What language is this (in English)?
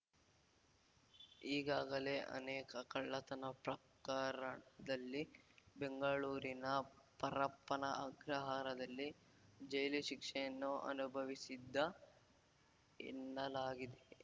Kannada